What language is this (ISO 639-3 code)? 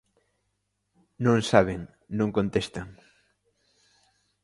glg